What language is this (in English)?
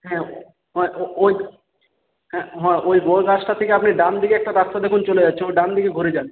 Bangla